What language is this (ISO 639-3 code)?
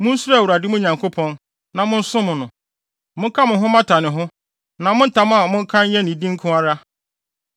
aka